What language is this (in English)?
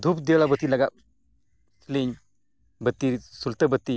Santali